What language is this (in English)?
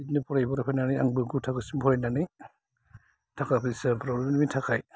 Bodo